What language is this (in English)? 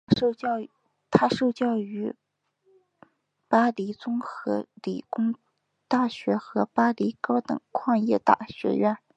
Chinese